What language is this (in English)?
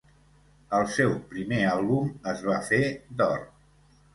Catalan